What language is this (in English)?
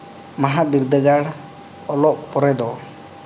Santali